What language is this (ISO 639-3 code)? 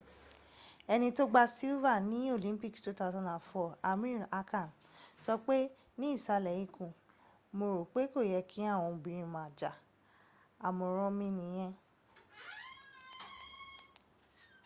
yor